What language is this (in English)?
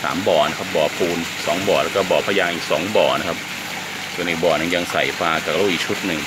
Thai